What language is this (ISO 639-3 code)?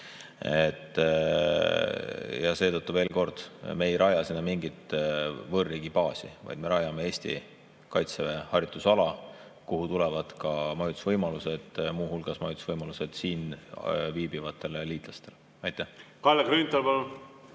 est